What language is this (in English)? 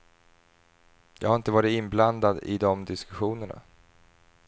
Swedish